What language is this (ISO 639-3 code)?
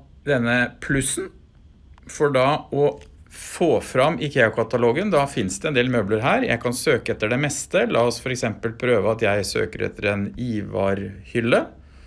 nor